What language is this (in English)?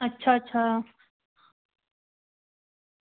Dogri